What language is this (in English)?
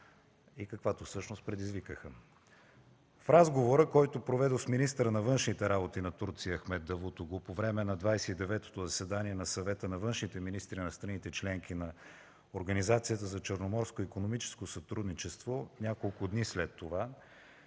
Bulgarian